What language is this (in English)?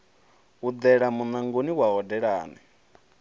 Venda